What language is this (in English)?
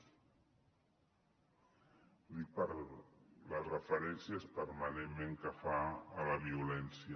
Catalan